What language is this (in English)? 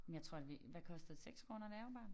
Danish